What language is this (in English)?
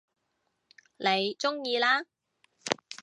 Cantonese